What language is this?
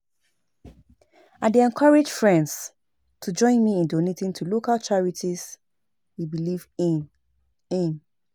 Nigerian Pidgin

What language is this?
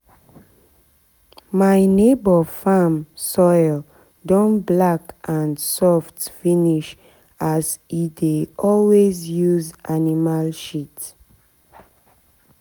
Nigerian Pidgin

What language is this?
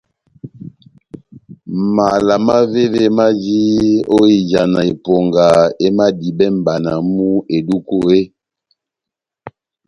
Batanga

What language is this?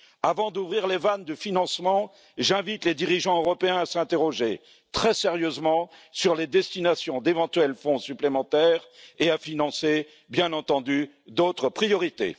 French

